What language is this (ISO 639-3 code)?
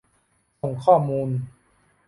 tha